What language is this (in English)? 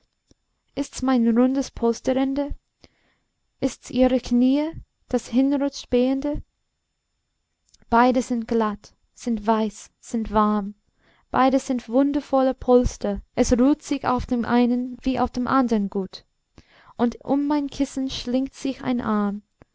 German